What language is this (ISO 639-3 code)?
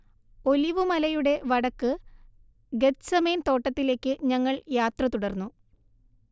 mal